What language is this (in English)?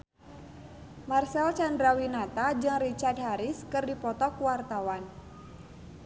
Sundanese